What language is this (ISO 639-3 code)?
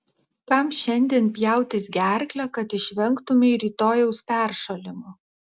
lit